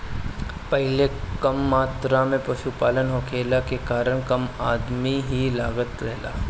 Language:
Bhojpuri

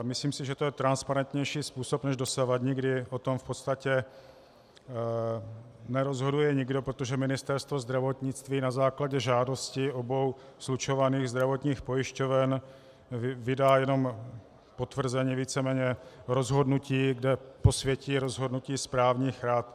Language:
Czech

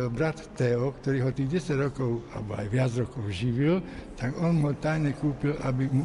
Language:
Slovak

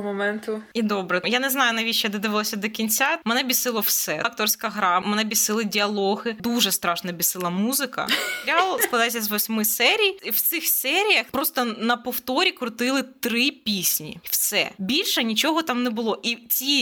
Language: Ukrainian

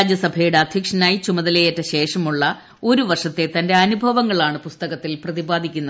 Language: Malayalam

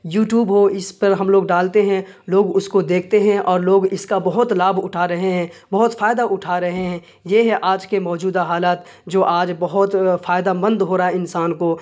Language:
Urdu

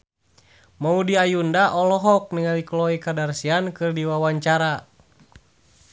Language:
Sundanese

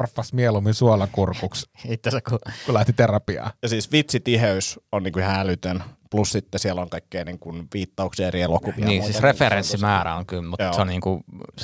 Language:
Finnish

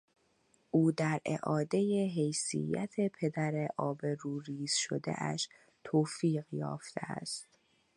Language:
Persian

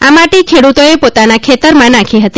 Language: Gujarati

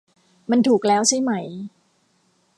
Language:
Thai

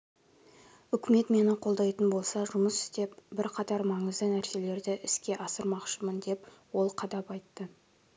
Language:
Kazakh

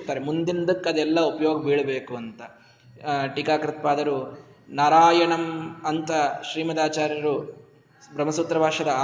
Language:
Kannada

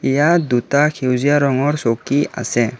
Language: Assamese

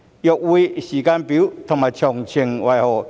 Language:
Cantonese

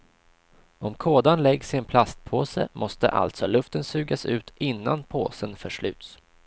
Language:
Swedish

